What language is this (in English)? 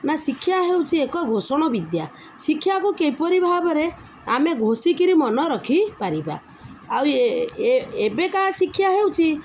Odia